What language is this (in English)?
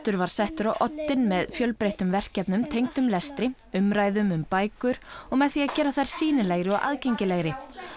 Icelandic